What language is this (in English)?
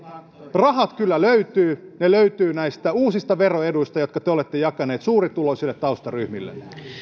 Finnish